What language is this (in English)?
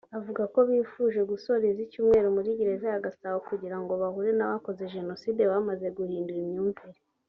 Kinyarwanda